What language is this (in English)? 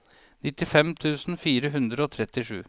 Norwegian